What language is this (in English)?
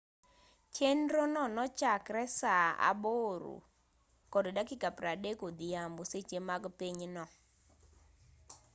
Luo (Kenya and Tanzania)